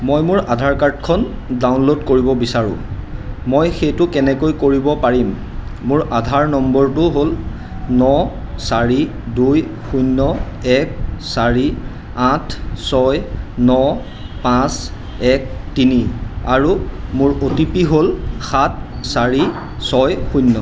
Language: Assamese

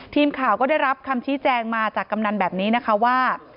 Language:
Thai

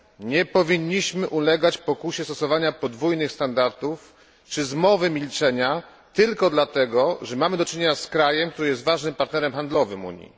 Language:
Polish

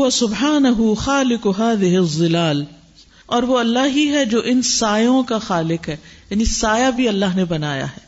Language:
Urdu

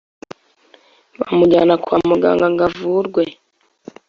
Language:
Kinyarwanda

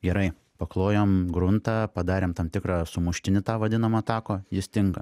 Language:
Lithuanian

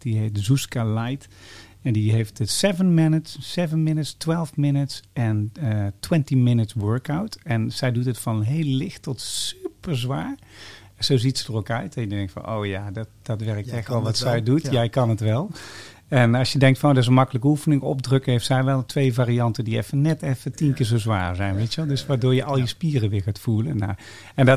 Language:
Dutch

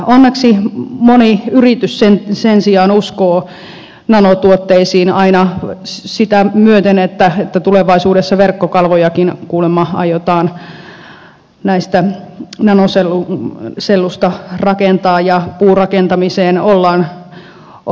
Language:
Finnish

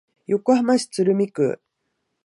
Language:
Japanese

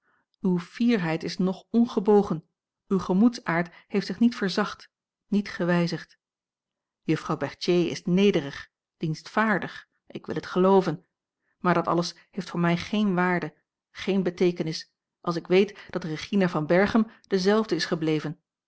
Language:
Dutch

